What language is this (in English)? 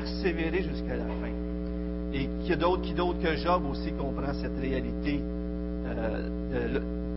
French